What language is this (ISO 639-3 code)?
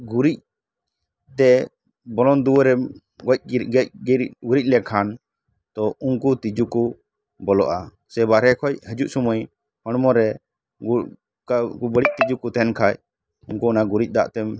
sat